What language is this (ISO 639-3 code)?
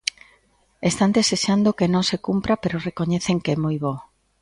glg